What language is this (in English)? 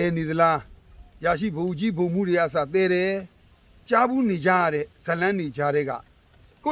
Thai